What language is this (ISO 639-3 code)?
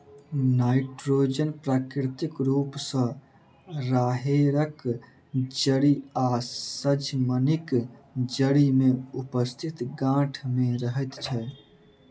mai